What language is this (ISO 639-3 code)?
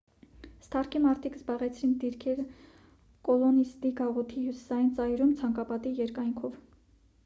hye